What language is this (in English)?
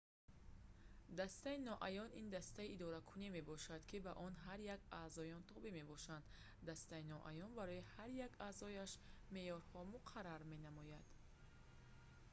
Tajik